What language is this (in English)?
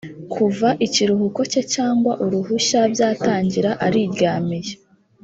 Kinyarwanda